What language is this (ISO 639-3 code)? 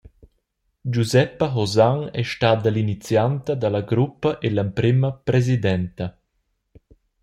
roh